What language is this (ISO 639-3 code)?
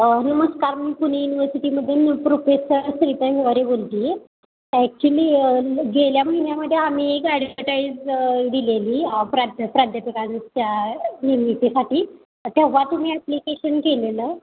mar